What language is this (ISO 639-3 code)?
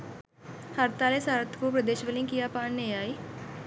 sin